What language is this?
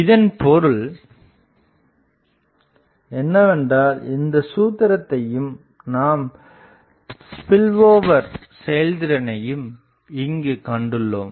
Tamil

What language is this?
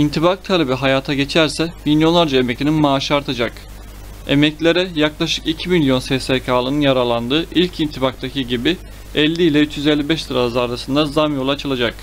Turkish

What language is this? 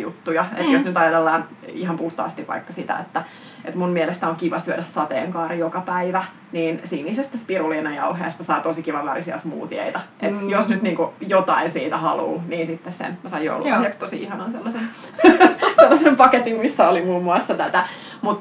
Finnish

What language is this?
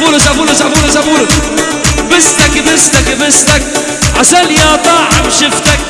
Arabic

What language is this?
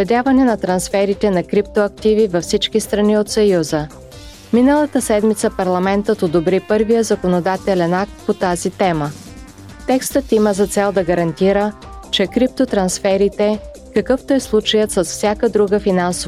Bulgarian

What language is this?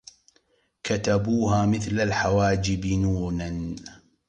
Arabic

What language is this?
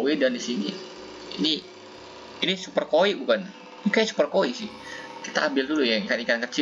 Indonesian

